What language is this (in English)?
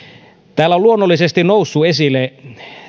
Finnish